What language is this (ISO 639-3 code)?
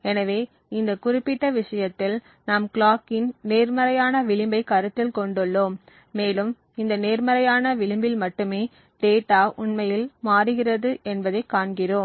tam